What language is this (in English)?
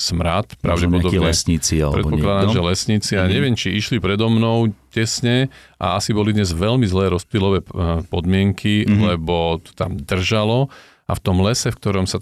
Slovak